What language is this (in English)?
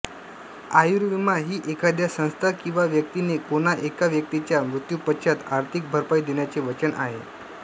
Marathi